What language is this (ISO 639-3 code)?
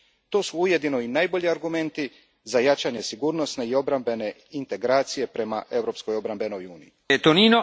hrv